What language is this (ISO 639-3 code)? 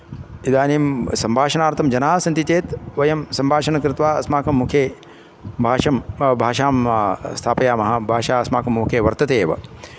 san